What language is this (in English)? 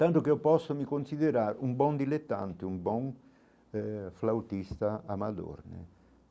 Portuguese